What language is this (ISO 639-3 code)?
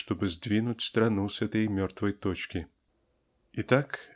rus